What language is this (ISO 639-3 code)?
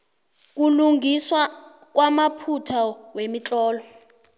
nbl